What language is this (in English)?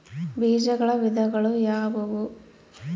Kannada